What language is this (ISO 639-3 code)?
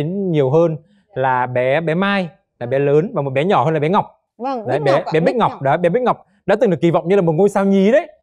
vie